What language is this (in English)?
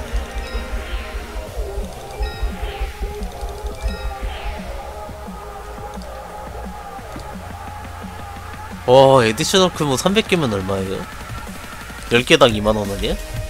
Korean